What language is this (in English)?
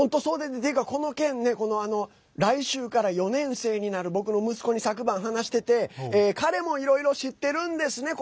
Japanese